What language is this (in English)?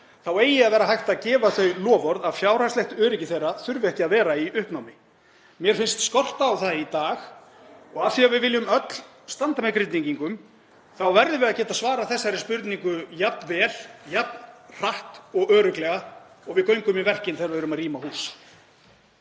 Icelandic